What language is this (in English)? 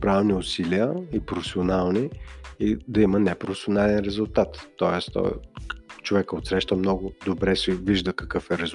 Bulgarian